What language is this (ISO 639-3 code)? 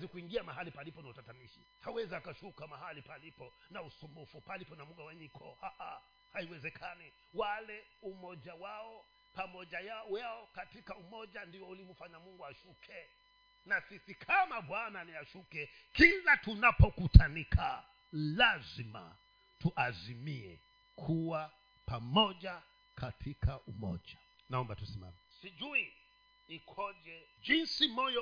swa